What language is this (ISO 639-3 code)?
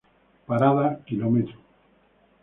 spa